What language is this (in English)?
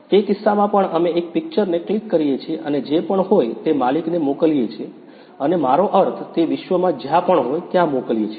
Gujarati